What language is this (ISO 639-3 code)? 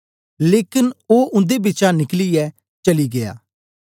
doi